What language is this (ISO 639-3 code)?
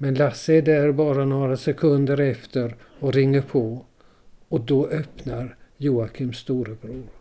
swe